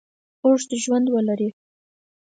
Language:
Pashto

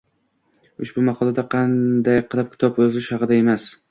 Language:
Uzbek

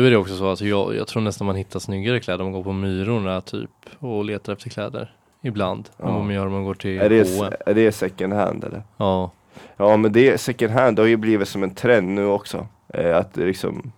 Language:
Swedish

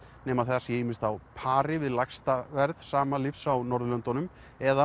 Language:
Icelandic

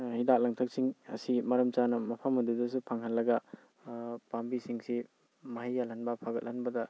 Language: Manipuri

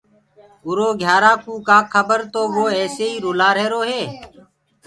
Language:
Gurgula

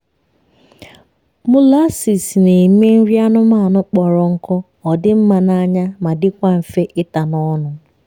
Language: Igbo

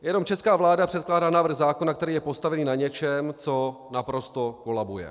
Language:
Czech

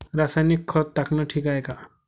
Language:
Marathi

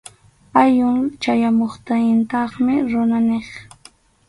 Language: Arequipa-La Unión Quechua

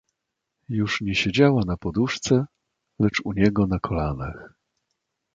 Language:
Polish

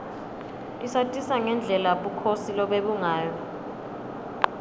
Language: Swati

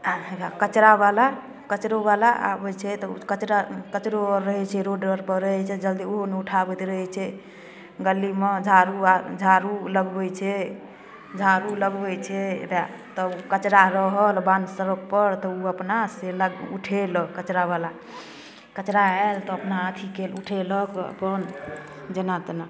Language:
Maithili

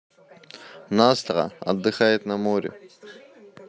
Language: Russian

